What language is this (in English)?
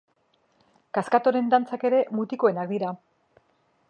Basque